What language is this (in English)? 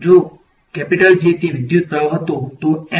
Gujarati